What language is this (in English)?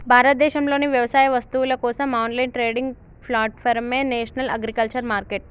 Telugu